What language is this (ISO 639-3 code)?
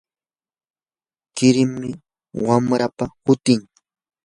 qur